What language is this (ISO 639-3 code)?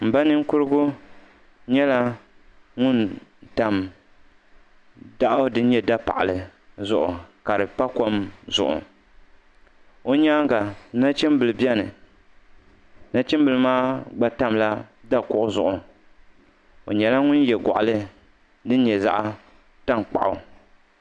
dag